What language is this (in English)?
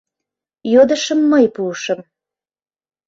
Mari